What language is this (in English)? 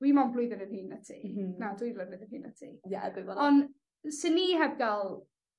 Welsh